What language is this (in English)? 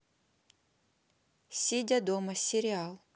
Russian